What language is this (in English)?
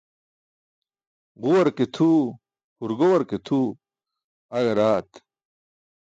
Burushaski